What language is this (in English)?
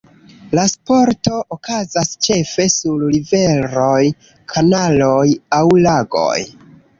Esperanto